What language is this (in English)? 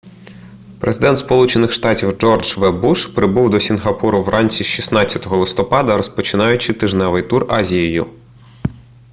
Ukrainian